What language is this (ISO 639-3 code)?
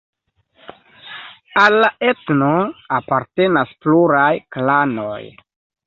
epo